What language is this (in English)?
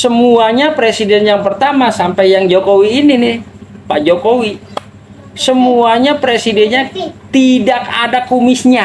Indonesian